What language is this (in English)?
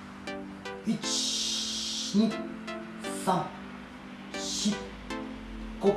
Japanese